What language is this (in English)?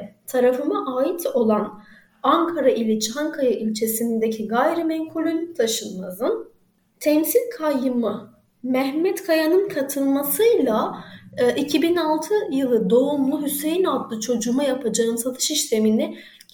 Turkish